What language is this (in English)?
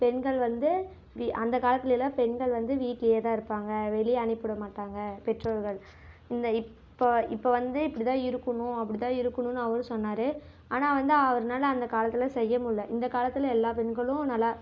Tamil